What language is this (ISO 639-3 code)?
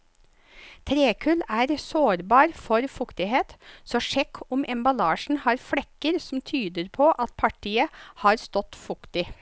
nor